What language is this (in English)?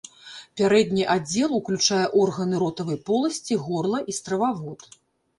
Belarusian